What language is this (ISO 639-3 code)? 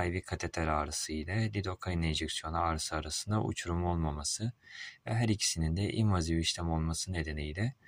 tur